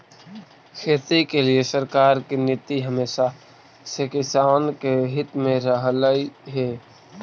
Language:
Magahi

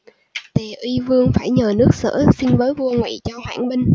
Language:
Vietnamese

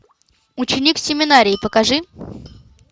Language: Russian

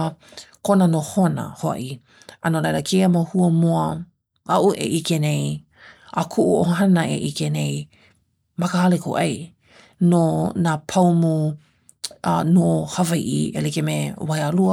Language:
Hawaiian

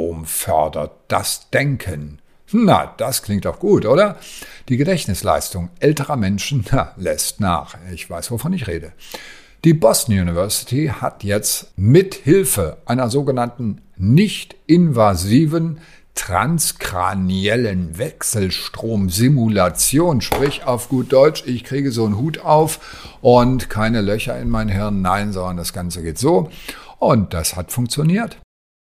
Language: German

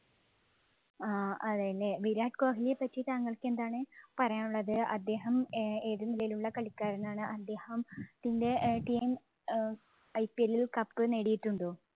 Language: Malayalam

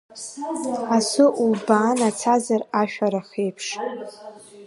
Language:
Abkhazian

